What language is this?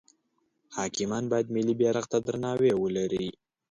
Pashto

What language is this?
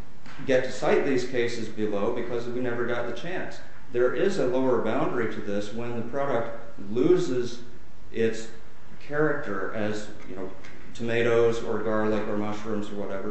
English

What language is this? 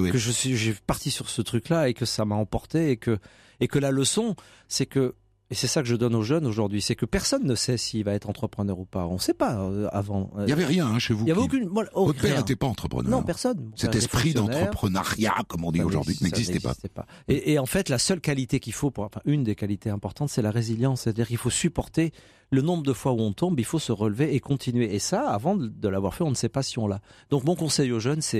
French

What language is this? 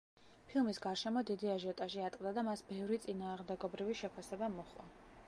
Georgian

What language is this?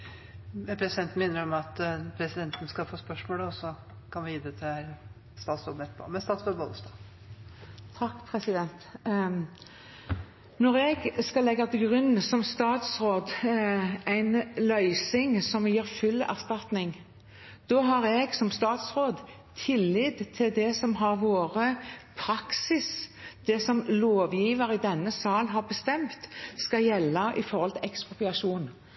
Norwegian Bokmål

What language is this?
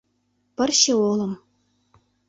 Mari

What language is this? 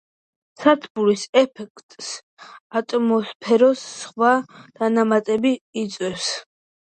Georgian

